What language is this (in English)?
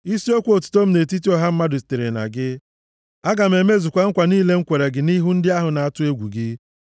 Igbo